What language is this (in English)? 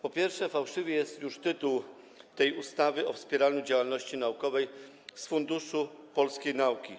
Polish